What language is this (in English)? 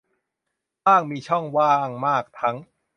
Thai